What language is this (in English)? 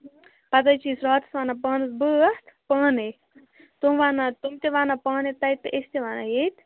Kashmiri